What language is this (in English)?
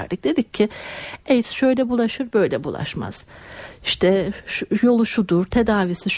Turkish